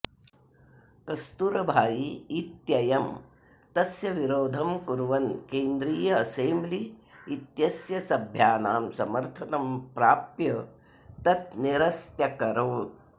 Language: Sanskrit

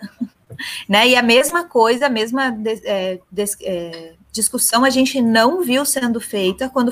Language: Portuguese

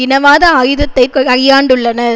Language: Tamil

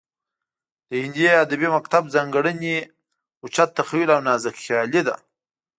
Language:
Pashto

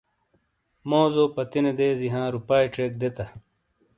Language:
Shina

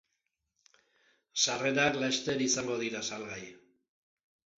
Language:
Basque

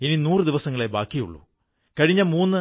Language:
Malayalam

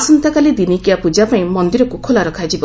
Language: Odia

